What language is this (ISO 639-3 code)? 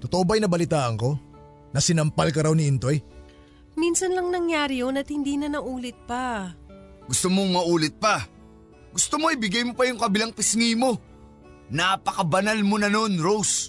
fil